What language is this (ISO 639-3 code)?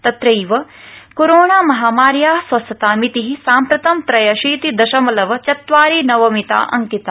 san